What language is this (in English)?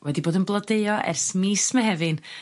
Welsh